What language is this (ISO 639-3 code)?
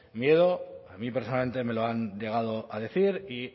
spa